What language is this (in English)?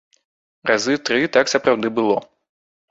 Belarusian